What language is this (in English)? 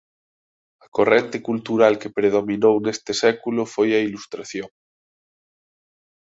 Galician